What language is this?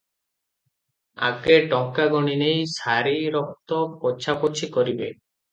Odia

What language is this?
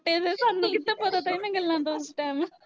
Punjabi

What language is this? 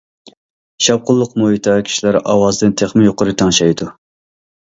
Uyghur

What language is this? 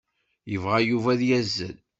Kabyle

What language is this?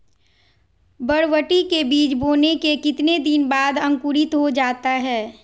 Magahi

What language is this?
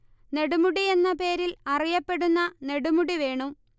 Malayalam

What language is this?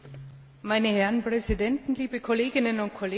German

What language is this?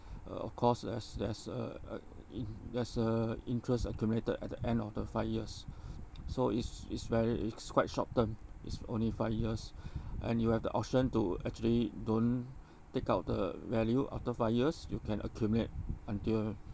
English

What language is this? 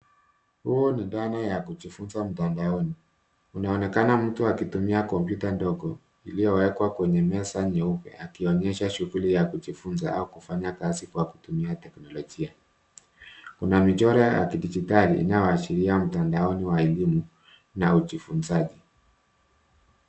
Swahili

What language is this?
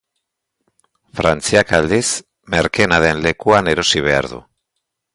Basque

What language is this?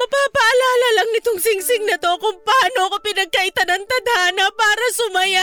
Filipino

